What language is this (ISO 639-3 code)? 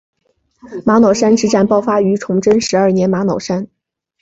zho